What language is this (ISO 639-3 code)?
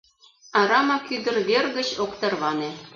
chm